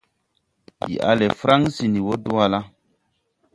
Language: Tupuri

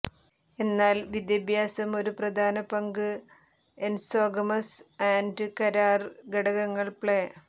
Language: Malayalam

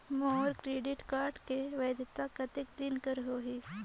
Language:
Chhattisgarhi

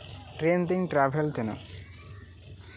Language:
Santali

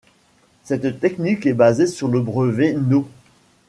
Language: French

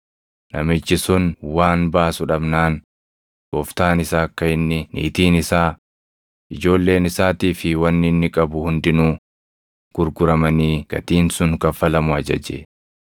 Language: Oromo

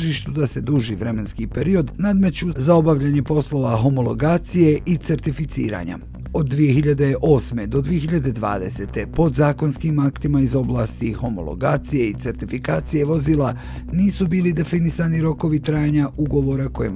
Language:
Croatian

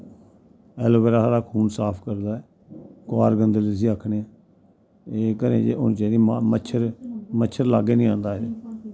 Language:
Dogri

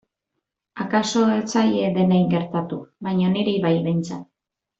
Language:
Basque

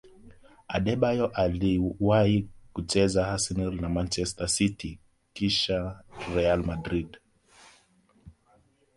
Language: Swahili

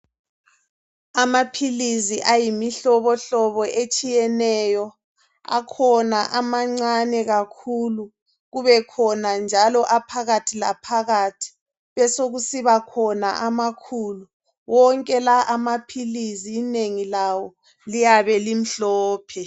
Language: North Ndebele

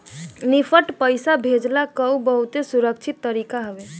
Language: Bhojpuri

